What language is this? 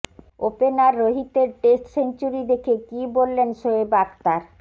Bangla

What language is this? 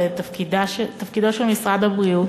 Hebrew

